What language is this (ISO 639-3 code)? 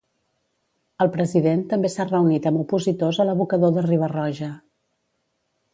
cat